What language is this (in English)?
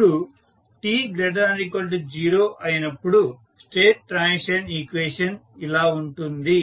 Telugu